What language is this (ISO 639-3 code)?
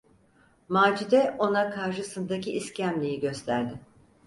tur